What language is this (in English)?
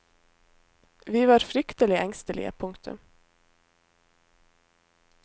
Norwegian